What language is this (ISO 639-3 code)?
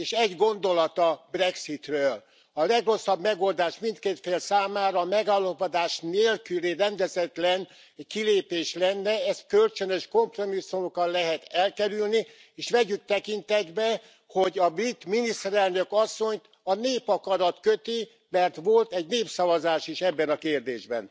hun